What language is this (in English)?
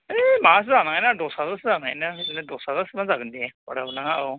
Bodo